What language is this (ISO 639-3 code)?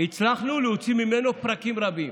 heb